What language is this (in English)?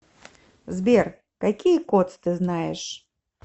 Russian